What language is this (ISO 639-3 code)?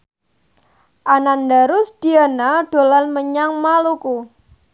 jav